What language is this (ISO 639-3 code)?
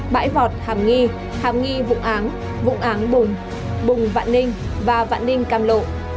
vie